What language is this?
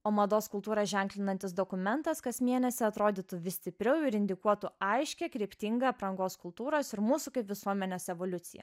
Lithuanian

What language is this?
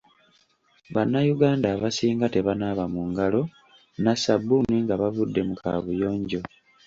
Ganda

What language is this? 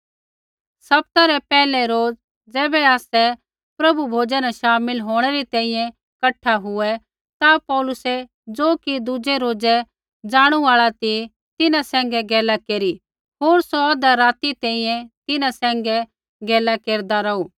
Kullu Pahari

